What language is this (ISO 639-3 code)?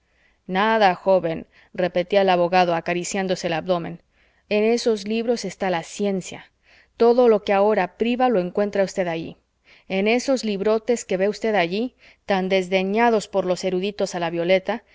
spa